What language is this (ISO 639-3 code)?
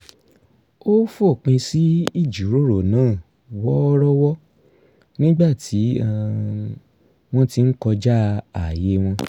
yor